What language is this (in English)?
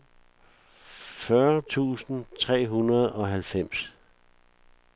Danish